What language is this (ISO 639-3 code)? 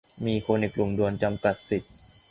tha